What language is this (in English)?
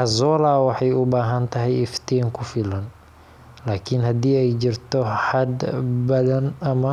Somali